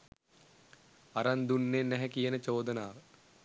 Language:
Sinhala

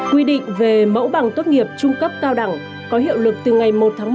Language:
Vietnamese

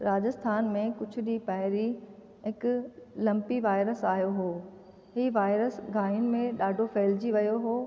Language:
Sindhi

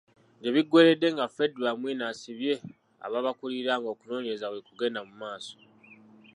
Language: Ganda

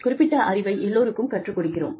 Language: Tamil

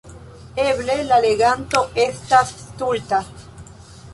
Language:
Esperanto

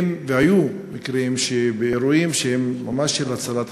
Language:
Hebrew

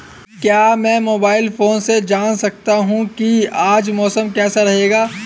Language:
Hindi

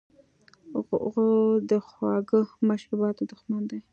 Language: Pashto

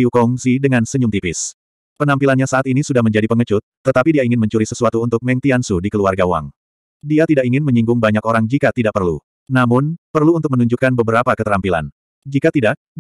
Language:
Indonesian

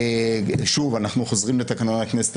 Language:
Hebrew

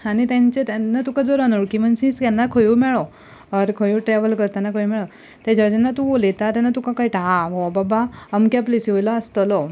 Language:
Konkani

